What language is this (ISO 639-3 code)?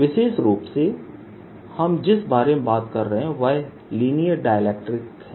hin